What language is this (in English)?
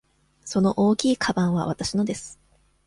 Japanese